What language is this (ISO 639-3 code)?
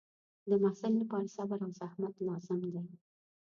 pus